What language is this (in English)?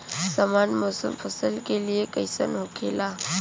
Bhojpuri